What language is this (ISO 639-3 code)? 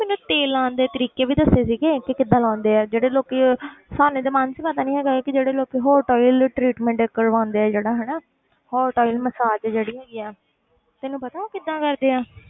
pan